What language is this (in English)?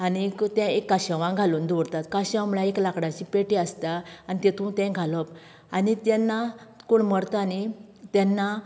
Konkani